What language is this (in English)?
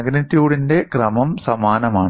Malayalam